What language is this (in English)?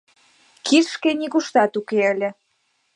Mari